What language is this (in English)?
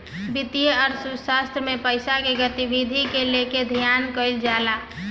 Bhojpuri